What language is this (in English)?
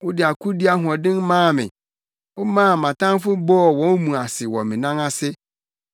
Akan